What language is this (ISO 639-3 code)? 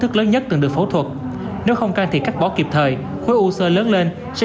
vie